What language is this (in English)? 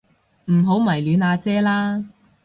Cantonese